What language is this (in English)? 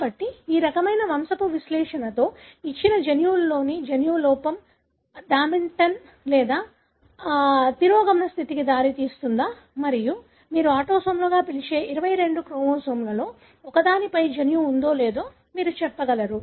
Telugu